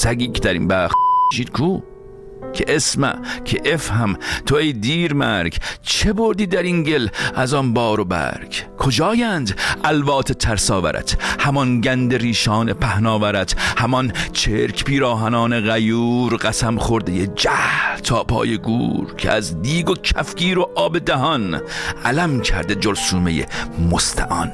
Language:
Persian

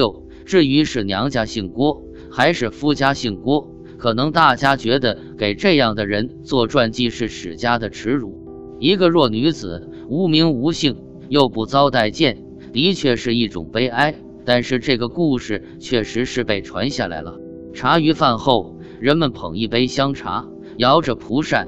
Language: Chinese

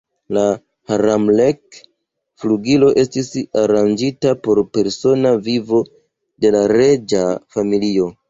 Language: Esperanto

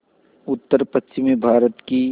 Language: Hindi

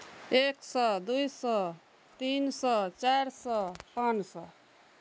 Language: Maithili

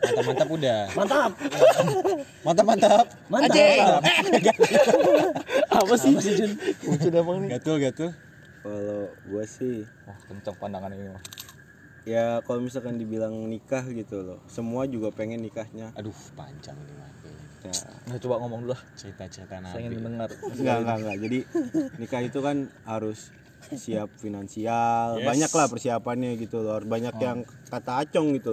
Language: Indonesian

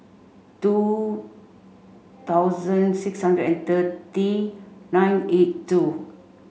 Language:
English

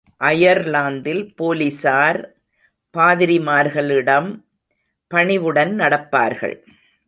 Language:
Tamil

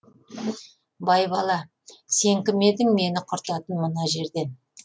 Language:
Kazakh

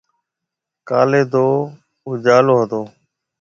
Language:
Marwari (Pakistan)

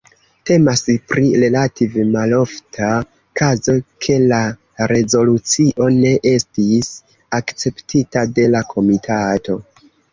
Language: Esperanto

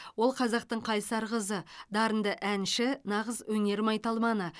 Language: Kazakh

